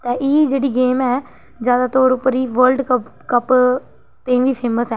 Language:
Dogri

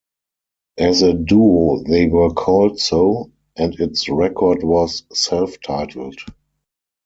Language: English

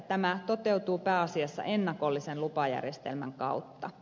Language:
Finnish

